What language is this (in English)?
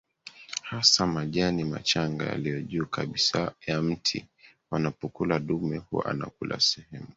Swahili